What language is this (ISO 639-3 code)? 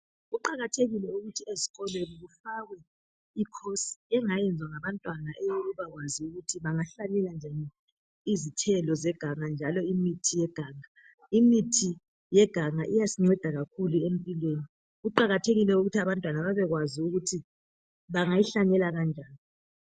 nde